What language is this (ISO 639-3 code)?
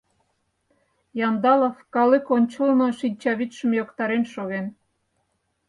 chm